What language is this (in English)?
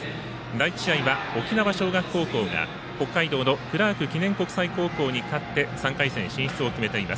Japanese